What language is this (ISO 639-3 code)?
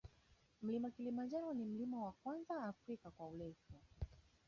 swa